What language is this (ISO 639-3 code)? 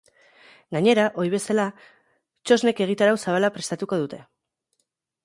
eus